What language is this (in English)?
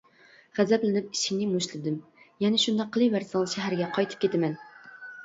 Uyghur